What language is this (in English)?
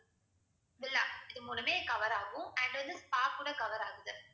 Tamil